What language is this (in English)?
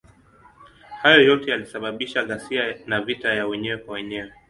Swahili